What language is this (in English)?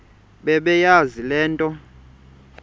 Xhosa